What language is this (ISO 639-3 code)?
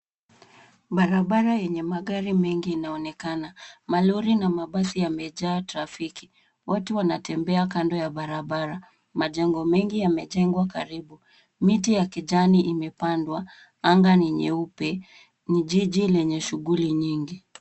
swa